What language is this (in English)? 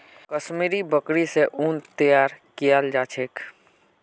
Magahi